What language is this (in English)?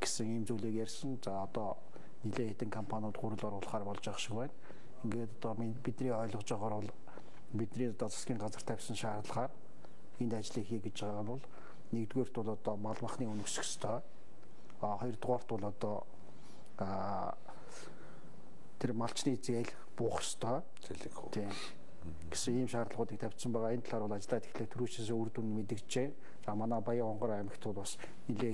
Bulgarian